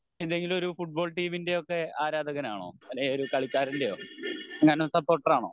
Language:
Malayalam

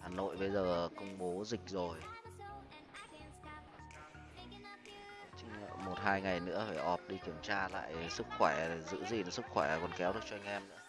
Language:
Vietnamese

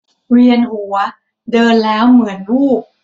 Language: Thai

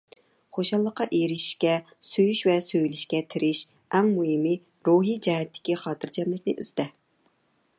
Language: Uyghur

